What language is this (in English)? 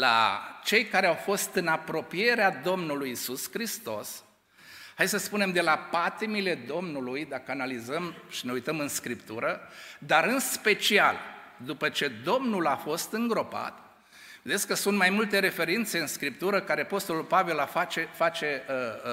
Romanian